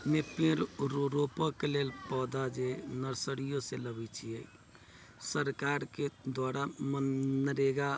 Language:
Maithili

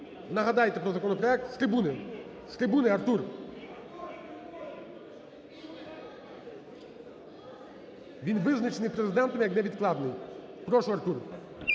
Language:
Ukrainian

